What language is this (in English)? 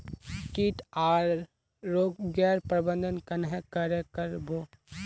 Magahi